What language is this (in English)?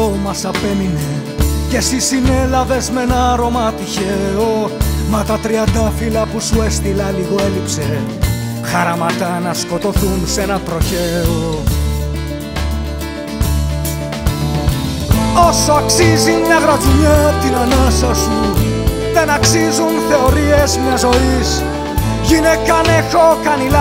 Greek